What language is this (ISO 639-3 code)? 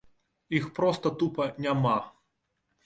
bel